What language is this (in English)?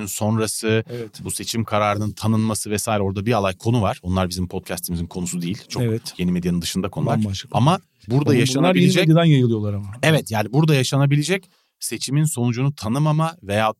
Turkish